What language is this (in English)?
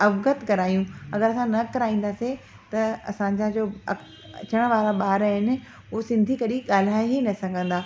Sindhi